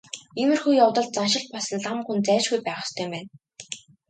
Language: Mongolian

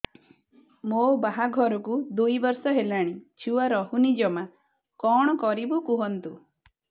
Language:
Odia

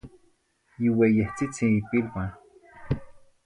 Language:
Zacatlán-Ahuacatlán-Tepetzintla Nahuatl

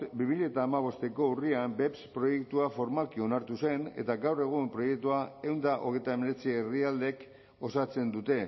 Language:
Basque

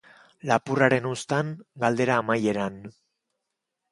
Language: Basque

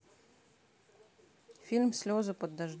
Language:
Russian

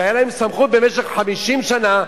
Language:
Hebrew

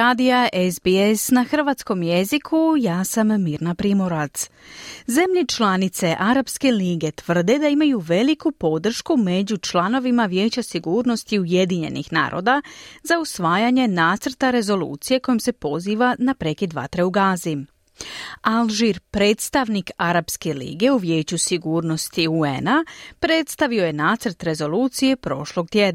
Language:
Croatian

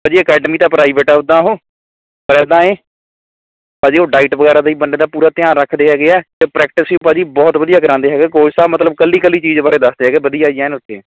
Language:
Punjabi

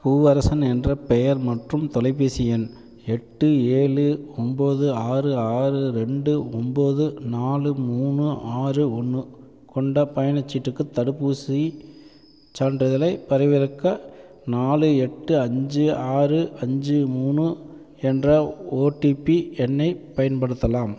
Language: Tamil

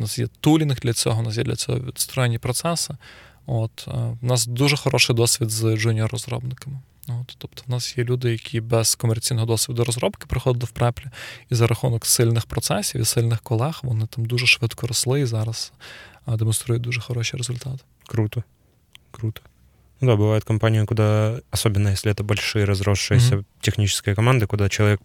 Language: Ukrainian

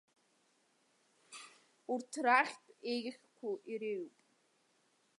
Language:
Abkhazian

